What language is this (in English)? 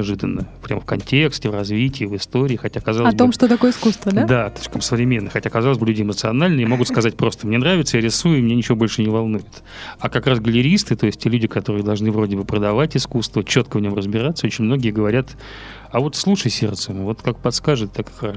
Russian